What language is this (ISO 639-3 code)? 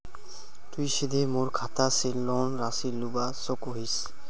mag